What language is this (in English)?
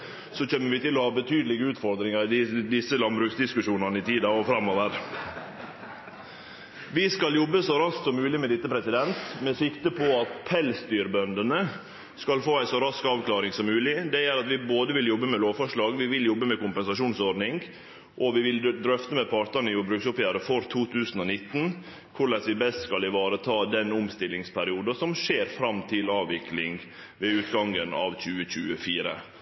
Norwegian Nynorsk